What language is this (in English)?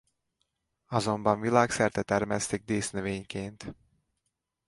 Hungarian